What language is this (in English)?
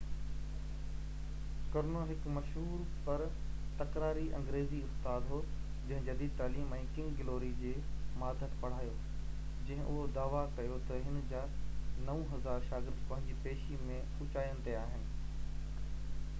Sindhi